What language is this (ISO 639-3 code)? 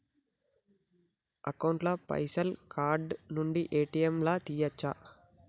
tel